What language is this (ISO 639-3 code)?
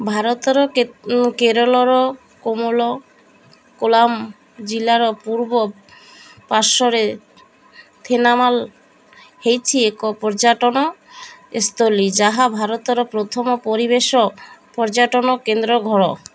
ori